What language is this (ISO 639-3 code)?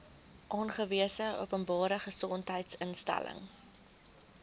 afr